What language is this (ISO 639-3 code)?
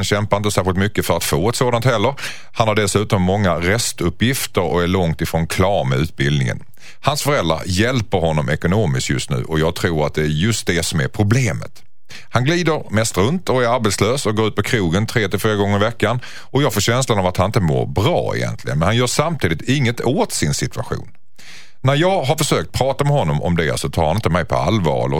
swe